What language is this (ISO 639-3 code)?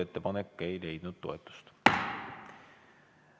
est